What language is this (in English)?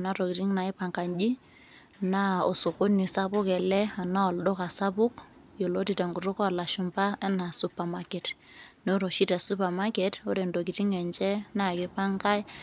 Masai